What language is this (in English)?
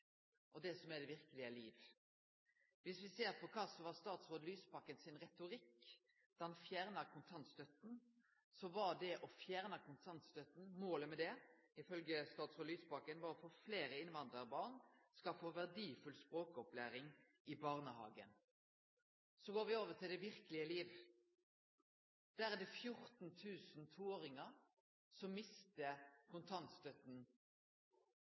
Norwegian Nynorsk